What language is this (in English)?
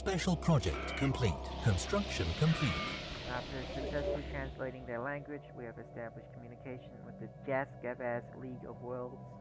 English